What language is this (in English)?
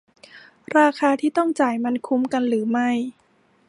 Thai